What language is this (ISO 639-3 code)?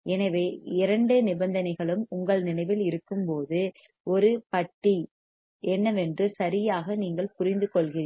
tam